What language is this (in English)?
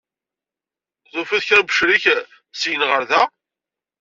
Kabyle